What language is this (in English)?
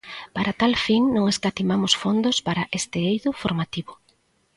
Galician